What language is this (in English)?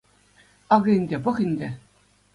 Chuvash